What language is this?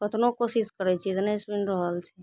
Maithili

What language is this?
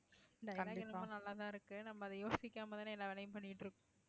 Tamil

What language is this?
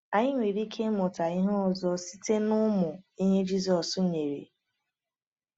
Igbo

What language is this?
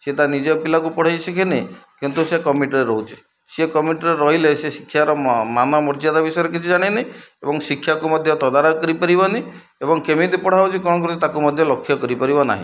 Odia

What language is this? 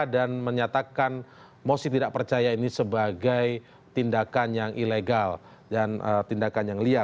Indonesian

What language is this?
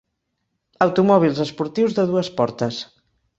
Catalan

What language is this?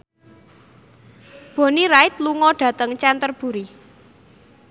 Javanese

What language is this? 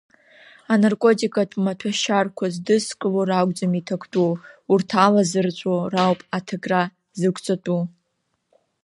Abkhazian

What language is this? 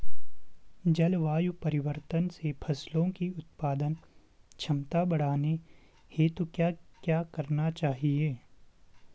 Hindi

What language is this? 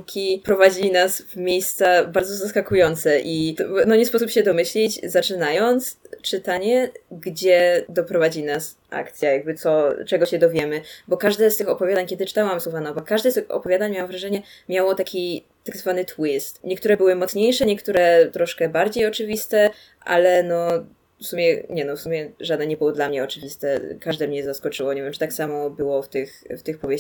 Polish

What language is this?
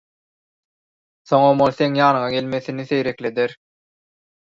Turkmen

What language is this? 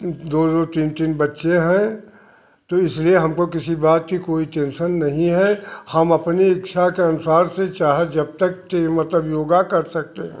Hindi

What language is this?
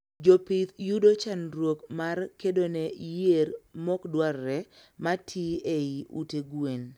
Luo (Kenya and Tanzania)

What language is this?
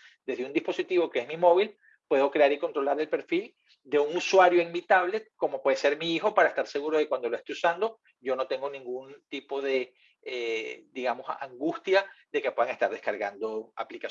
Spanish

